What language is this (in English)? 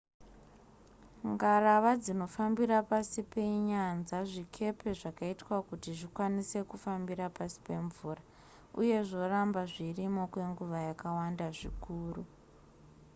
Shona